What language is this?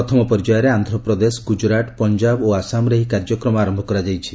Odia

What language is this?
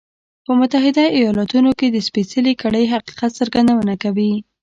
Pashto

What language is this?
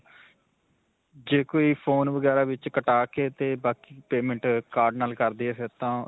Punjabi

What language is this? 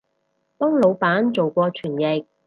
Cantonese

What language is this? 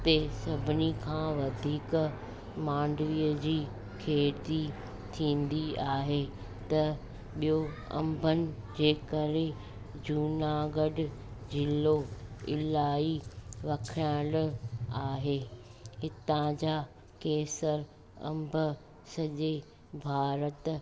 Sindhi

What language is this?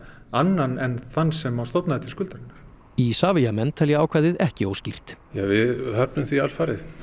Icelandic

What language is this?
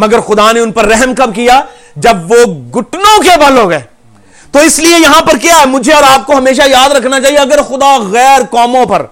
Urdu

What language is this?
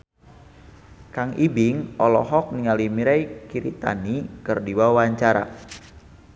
Sundanese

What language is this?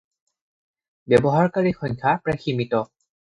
Assamese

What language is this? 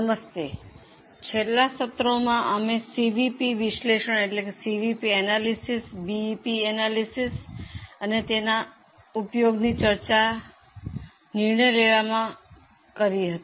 Gujarati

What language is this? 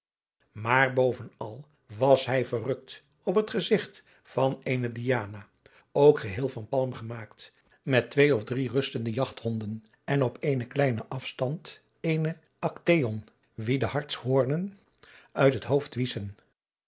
Dutch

